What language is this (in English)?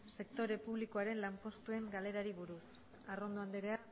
Basque